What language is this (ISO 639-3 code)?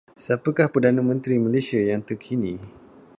msa